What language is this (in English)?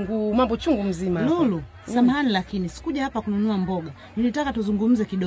Swahili